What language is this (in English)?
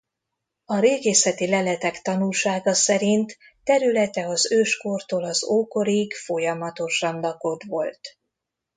Hungarian